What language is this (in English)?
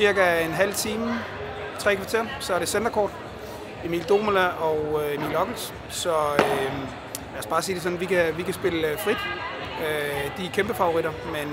Danish